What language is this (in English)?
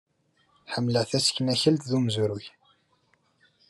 Kabyle